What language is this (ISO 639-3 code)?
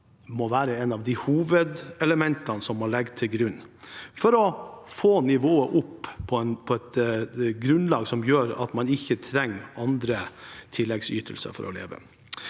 nor